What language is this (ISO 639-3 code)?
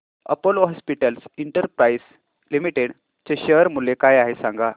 mar